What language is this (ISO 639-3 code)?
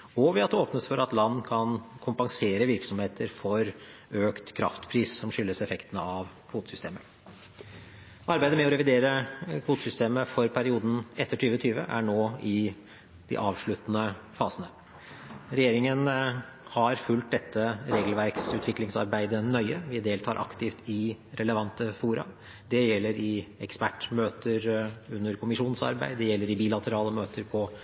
nob